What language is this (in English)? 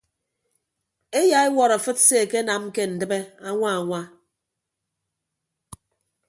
Ibibio